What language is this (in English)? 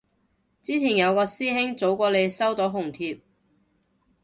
Cantonese